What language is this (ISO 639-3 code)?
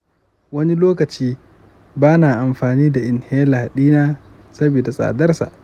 hau